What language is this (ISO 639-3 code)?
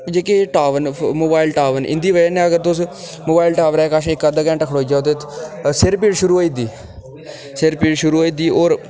doi